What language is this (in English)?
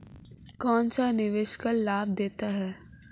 Hindi